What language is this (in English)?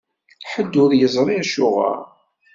Kabyle